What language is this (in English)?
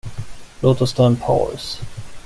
Swedish